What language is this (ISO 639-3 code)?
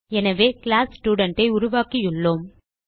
tam